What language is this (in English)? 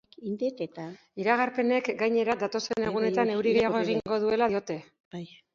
Basque